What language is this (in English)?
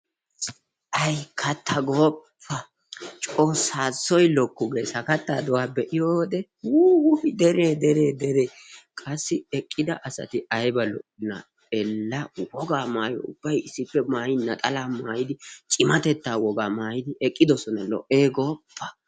Wolaytta